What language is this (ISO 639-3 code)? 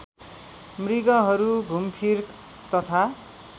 nep